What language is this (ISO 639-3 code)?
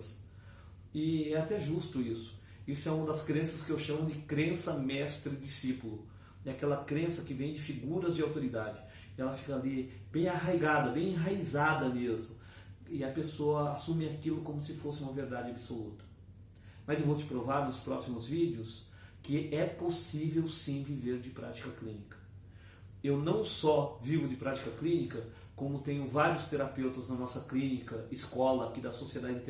por